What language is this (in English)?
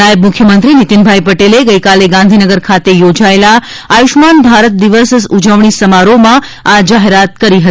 Gujarati